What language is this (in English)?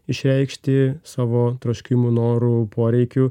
Lithuanian